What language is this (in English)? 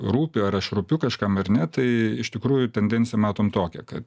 Lithuanian